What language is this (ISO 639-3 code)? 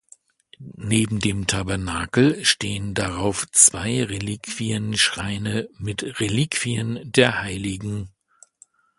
deu